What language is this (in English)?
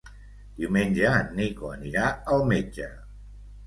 Catalan